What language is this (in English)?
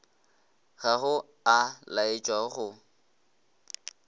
Northern Sotho